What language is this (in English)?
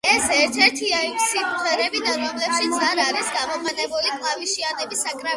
Georgian